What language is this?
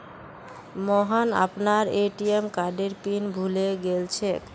Magahi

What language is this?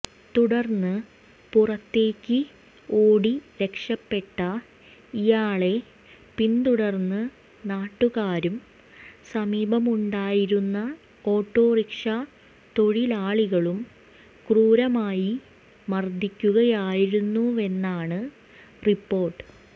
Malayalam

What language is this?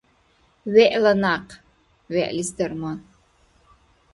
Dargwa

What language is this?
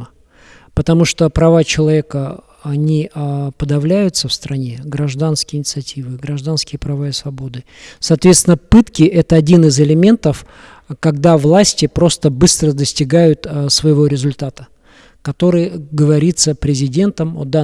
Russian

